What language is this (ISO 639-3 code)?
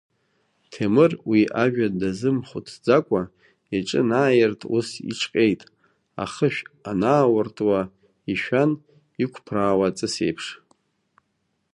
abk